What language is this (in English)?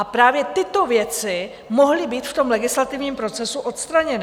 Czech